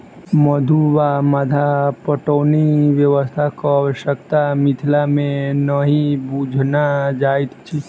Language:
Maithili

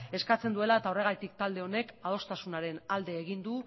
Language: Basque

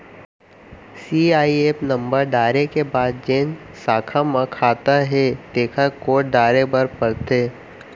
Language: Chhattisgarhi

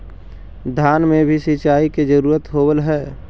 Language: Magahi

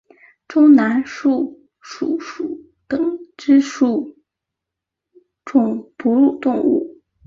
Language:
Chinese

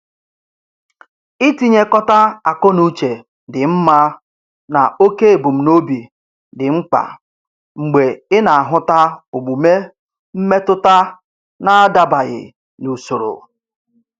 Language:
Igbo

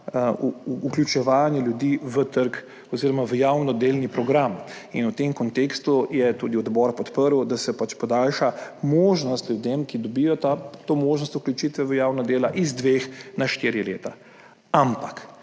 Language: Slovenian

